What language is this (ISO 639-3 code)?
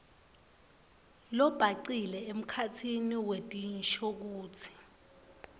ssw